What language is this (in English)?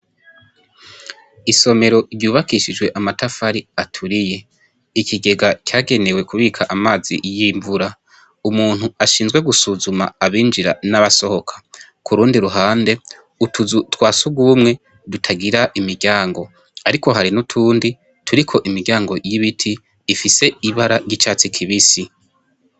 Rundi